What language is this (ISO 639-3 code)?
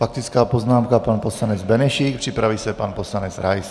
ces